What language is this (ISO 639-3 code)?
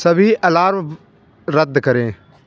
hin